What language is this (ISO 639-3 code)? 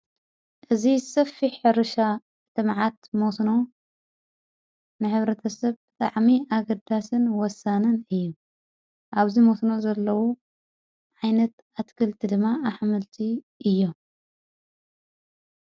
tir